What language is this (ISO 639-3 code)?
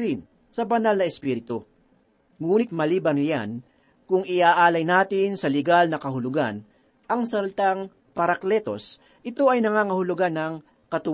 fil